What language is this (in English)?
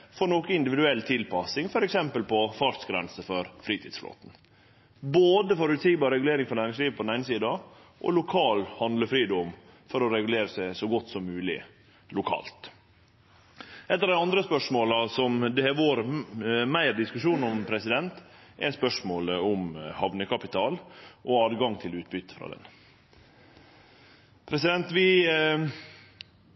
Norwegian Nynorsk